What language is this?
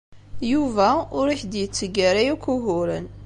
Kabyle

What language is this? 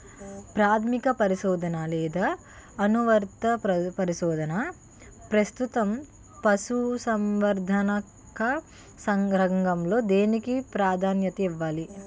Telugu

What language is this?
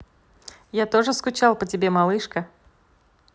Russian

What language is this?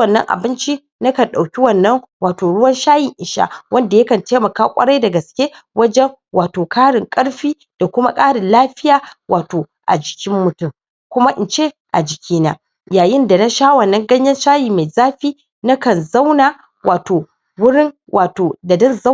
Hausa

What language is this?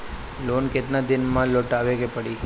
Bhojpuri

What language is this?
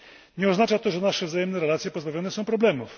Polish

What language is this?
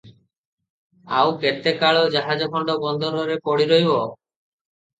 Odia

